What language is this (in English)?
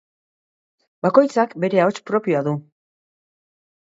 Basque